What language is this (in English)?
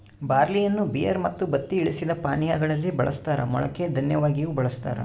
Kannada